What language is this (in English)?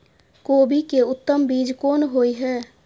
Maithili